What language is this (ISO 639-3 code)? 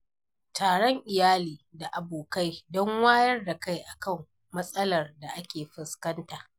hau